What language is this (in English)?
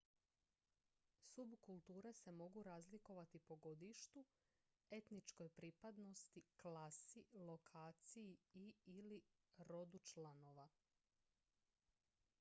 Croatian